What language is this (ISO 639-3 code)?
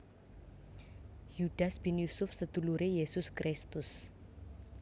jav